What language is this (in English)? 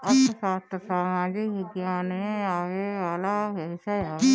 Bhojpuri